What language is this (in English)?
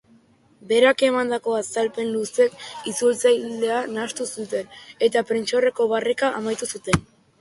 Basque